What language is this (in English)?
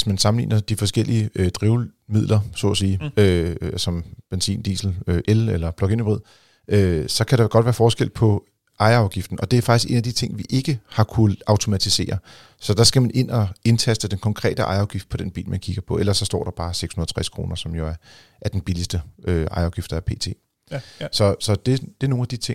Danish